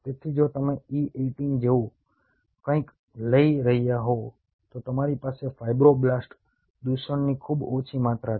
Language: Gujarati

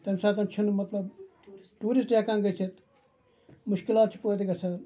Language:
Kashmiri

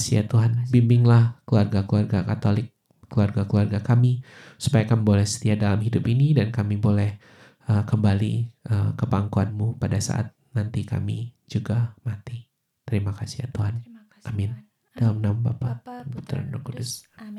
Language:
Indonesian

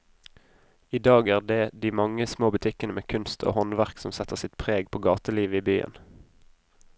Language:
Norwegian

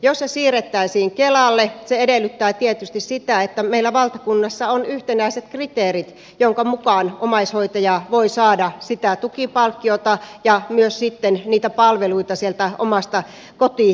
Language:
Finnish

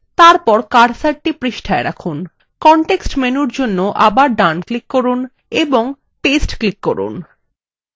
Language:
Bangla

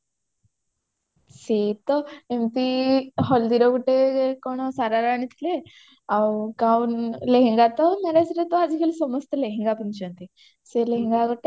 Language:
Odia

